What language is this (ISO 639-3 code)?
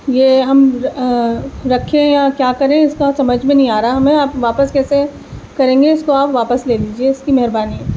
urd